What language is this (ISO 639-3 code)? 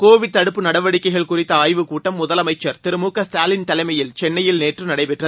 tam